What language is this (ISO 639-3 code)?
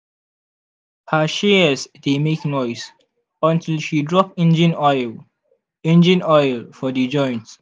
pcm